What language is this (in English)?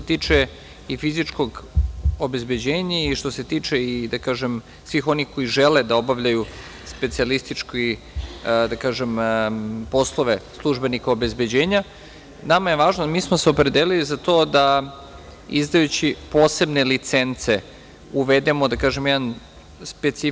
Serbian